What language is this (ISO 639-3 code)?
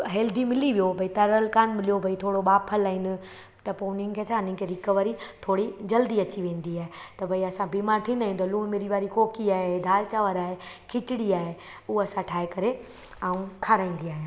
snd